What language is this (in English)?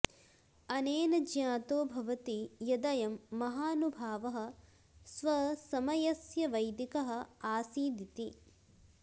Sanskrit